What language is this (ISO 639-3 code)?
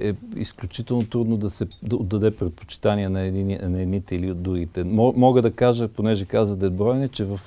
bul